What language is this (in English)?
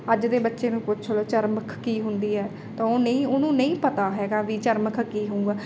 Punjabi